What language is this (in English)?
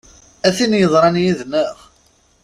Kabyle